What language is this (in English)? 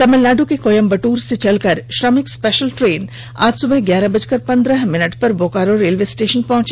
Hindi